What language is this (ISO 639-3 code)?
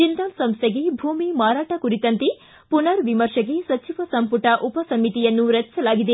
kan